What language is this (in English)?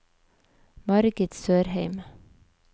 Norwegian